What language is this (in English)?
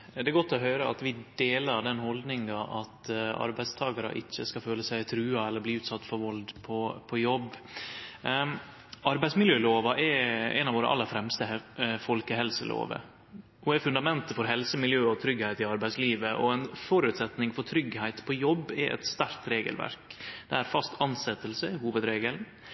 Norwegian Nynorsk